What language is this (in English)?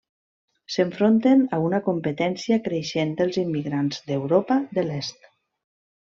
Catalan